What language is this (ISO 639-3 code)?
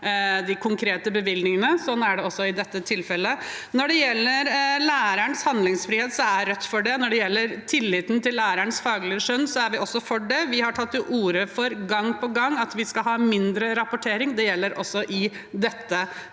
nor